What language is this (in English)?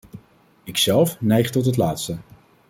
Dutch